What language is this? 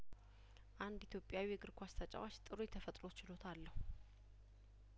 Amharic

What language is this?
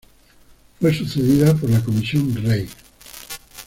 Spanish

